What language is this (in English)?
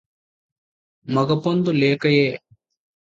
Telugu